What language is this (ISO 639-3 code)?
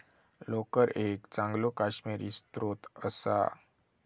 mar